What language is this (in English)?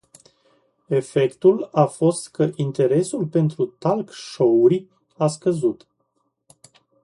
Romanian